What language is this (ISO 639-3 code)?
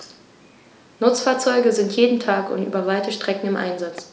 deu